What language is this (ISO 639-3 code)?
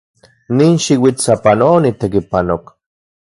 ncx